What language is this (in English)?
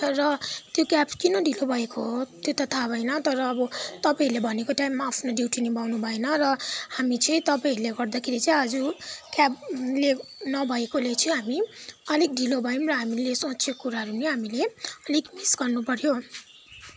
Nepali